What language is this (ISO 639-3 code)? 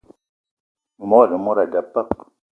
eto